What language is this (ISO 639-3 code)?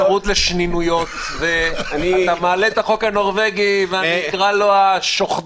heb